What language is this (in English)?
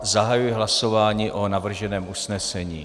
Czech